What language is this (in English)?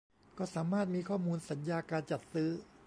Thai